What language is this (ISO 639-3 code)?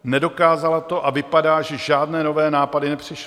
ces